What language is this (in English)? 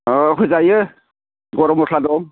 Bodo